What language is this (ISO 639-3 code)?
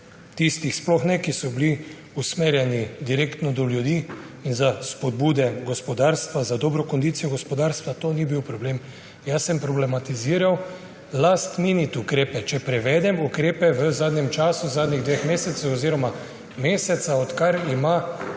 slv